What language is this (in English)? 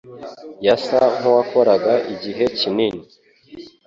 Kinyarwanda